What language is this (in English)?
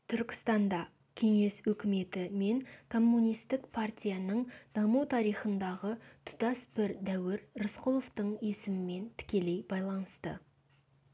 Kazakh